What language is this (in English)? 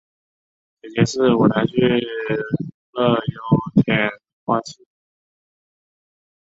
Chinese